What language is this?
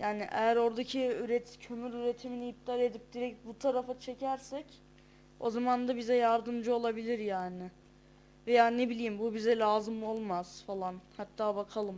Turkish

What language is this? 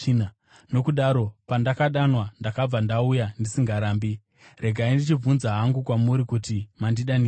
Shona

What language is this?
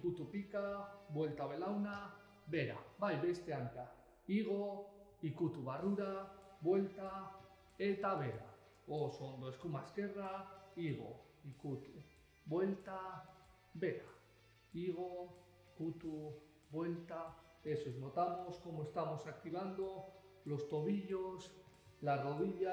Spanish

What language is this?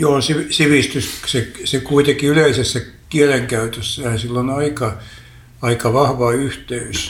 Finnish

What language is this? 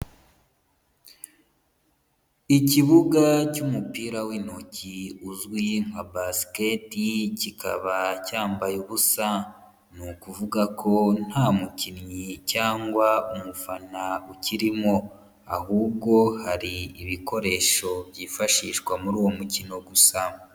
Kinyarwanda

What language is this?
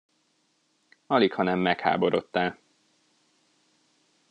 Hungarian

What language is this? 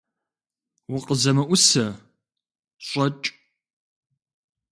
Kabardian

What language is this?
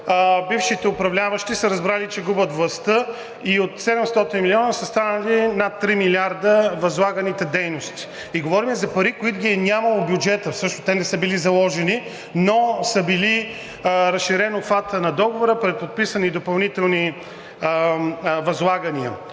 Bulgarian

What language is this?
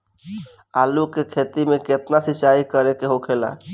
Bhojpuri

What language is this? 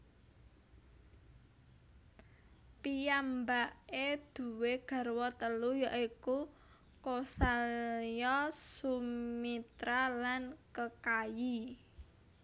Javanese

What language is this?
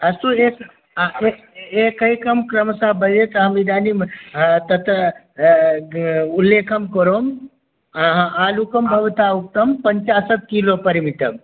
Sanskrit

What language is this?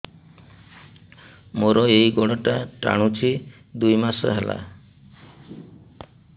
Odia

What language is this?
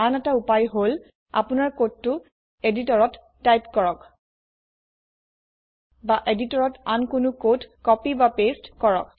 Assamese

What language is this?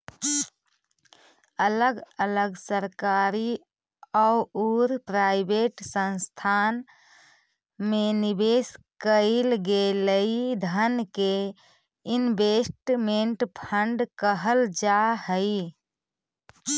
Magahi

